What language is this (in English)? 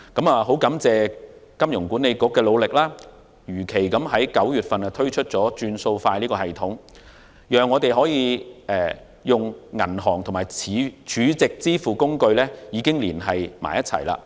Cantonese